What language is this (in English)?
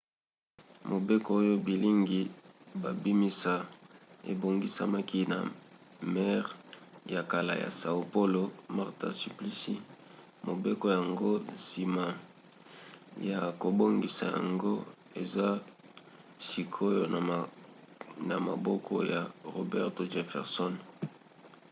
Lingala